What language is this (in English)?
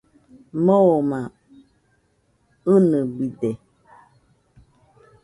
Nüpode Huitoto